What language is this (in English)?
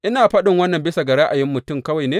Hausa